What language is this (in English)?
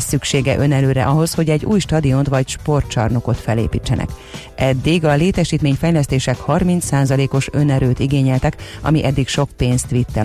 Hungarian